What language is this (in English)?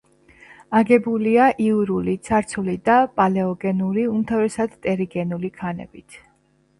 Georgian